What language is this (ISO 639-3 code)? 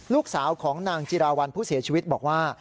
tha